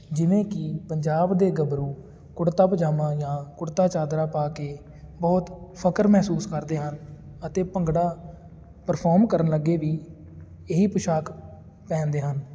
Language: Punjabi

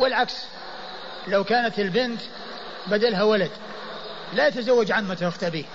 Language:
Arabic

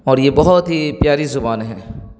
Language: Urdu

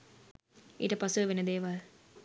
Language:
Sinhala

